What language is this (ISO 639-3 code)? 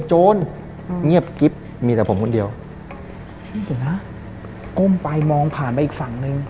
tha